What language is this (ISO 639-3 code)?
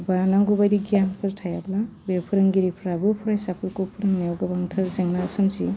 brx